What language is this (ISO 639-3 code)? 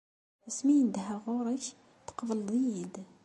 kab